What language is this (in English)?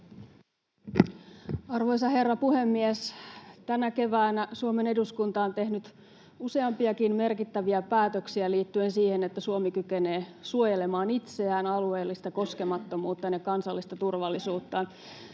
Finnish